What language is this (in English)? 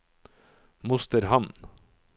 Norwegian